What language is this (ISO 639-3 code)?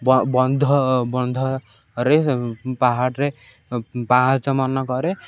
ori